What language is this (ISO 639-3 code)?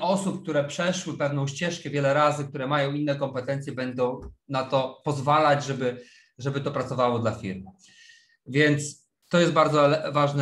pol